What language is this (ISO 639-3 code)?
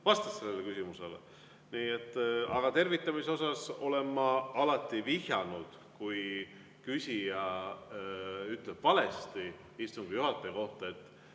est